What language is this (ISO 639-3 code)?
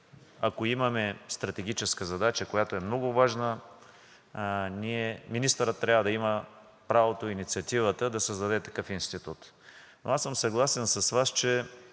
bul